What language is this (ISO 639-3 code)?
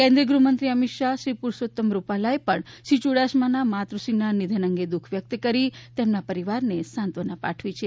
guj